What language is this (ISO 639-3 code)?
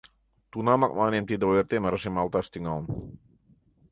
chm